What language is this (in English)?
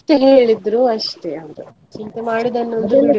Kannada